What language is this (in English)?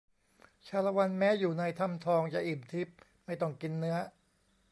Thai